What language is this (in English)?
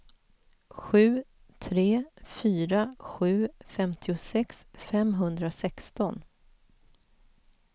Swedish